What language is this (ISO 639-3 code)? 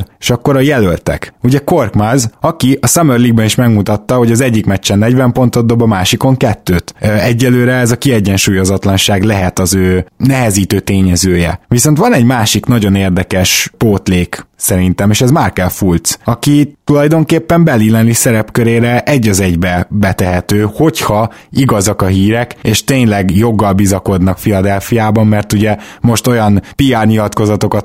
hun